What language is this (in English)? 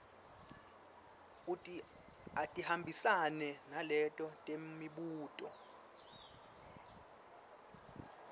Swati